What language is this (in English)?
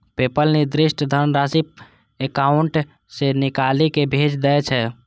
Maithili